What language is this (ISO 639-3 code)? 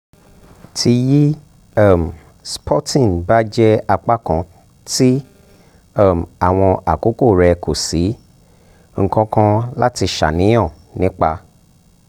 yor